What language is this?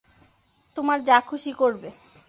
Bangla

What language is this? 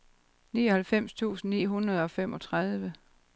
Danish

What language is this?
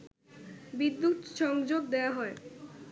Bangla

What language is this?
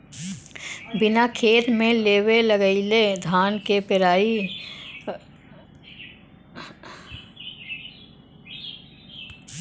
Bhojpuri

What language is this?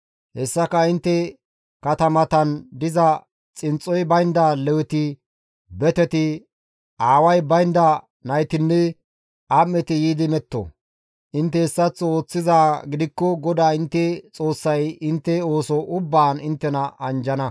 Gamo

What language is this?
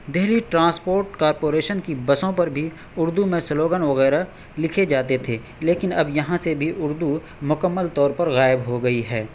Urdu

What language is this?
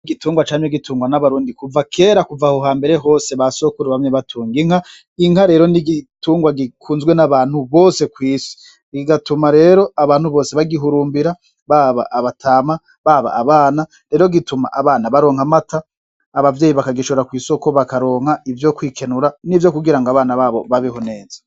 Rundi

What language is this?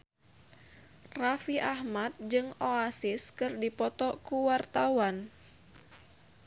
Sundanese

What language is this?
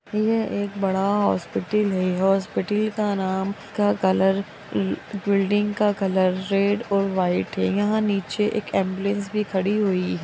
Magahi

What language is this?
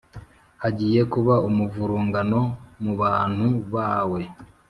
Kinyarwanda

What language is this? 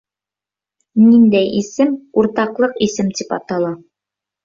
Bashkir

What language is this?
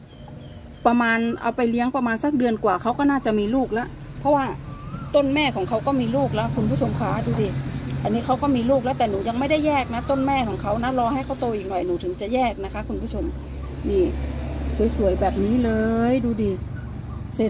Thai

